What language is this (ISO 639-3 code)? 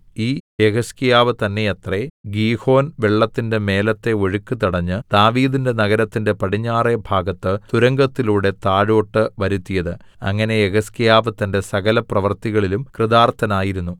mal